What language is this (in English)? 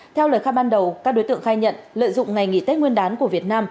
Vietnamese